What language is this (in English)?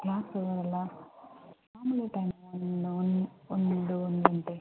Kannada